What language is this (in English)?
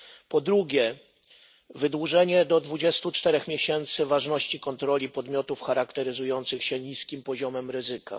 Polish